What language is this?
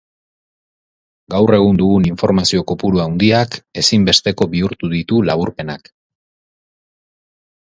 Basque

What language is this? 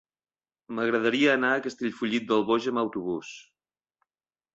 Catalan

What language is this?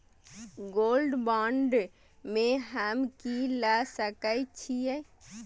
Maithili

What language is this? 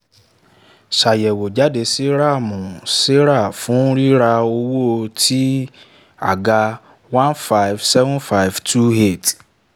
Yoruba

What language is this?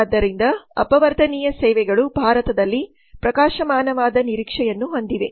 Kannada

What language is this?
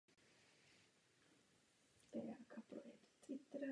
Czech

